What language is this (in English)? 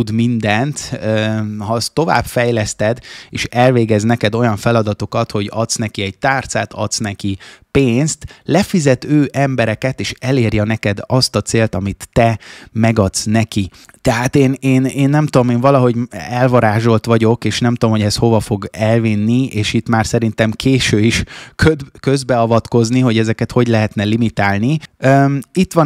Hungarian